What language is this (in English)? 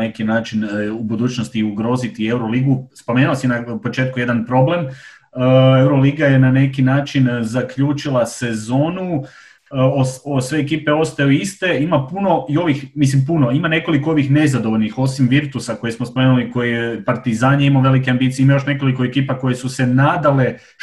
Croatian